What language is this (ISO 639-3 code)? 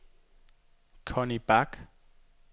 dan